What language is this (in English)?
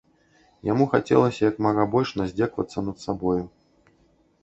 Belarusian